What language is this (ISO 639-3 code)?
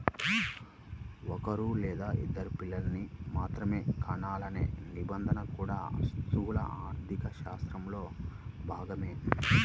tel